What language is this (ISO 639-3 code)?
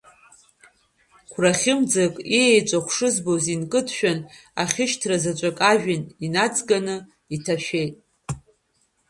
abk